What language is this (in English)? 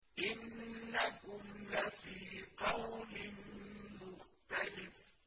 Arabic